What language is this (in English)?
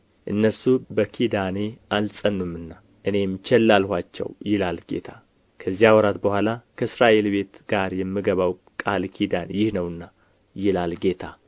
Amharic